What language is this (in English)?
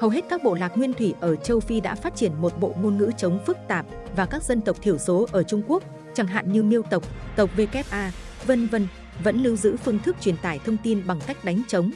Vietnamese